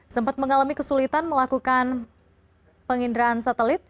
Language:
Indonesian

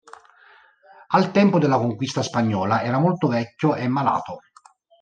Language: Italian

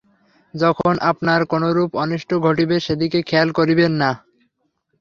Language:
Bangla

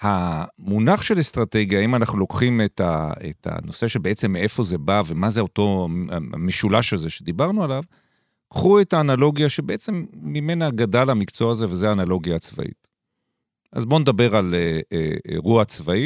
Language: Hebrew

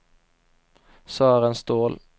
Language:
Swedish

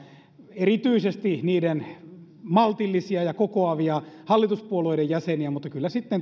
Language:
Finnish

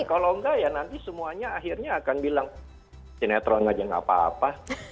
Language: Indonesian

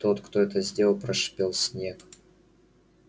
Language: Russian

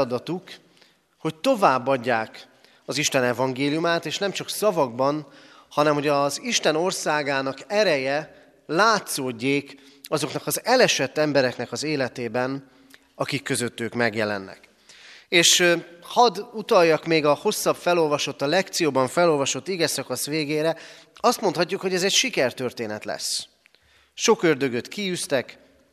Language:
Hungarian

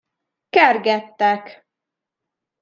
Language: Hungarian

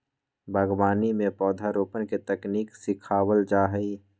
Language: Magahi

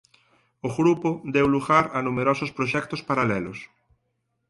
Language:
Galician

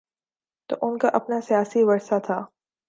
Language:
Urdu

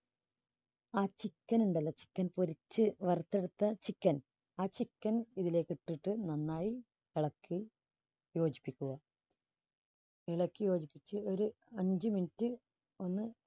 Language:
Malayalam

